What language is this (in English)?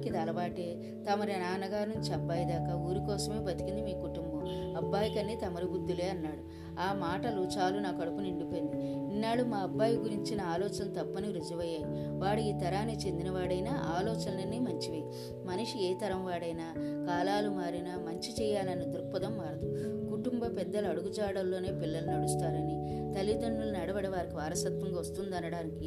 Telugu